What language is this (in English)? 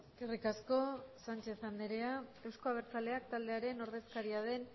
Basque